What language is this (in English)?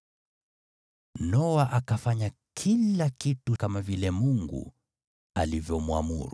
Swahili